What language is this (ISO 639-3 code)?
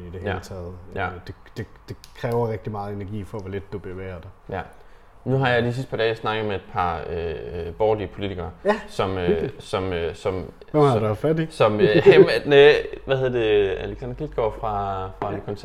dan